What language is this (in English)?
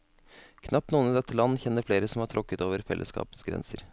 Norwegian